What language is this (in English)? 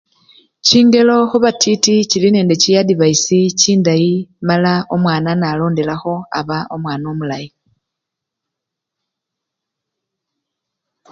Luyia